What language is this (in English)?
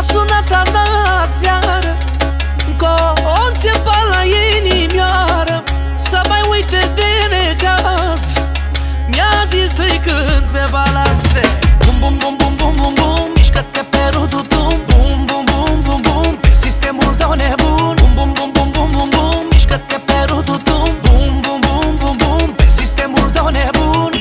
Romanian